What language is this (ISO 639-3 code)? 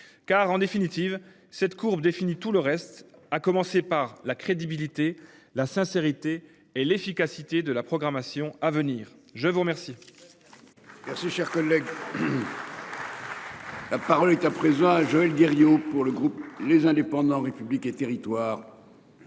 fra